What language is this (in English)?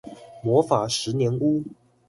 Chinese